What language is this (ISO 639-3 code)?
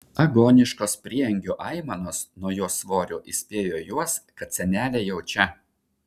lit